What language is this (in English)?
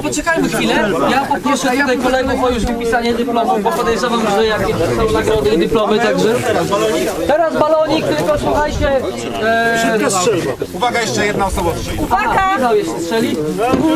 Polish